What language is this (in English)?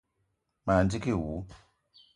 Eton (Cameroon)